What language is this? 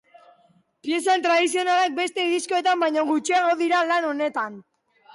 Basque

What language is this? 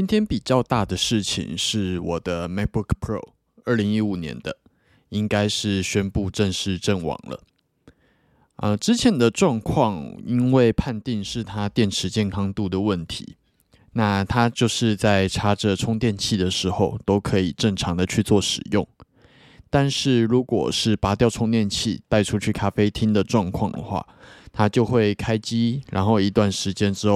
Chinese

